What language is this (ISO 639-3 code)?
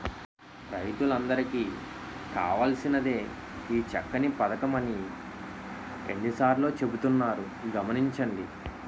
tel